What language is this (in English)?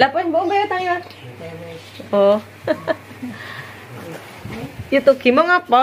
Indonesian